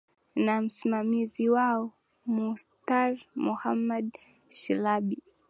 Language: Swahili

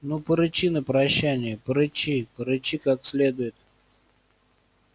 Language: Russian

